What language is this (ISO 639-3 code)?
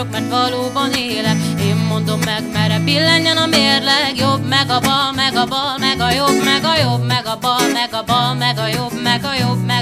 hun